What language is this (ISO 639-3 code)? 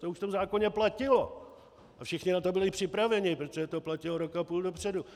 ces